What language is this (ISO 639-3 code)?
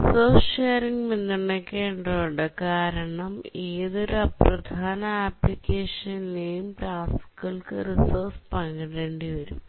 mal